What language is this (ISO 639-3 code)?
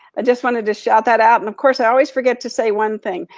eng